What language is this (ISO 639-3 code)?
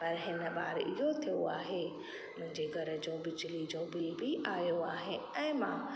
snd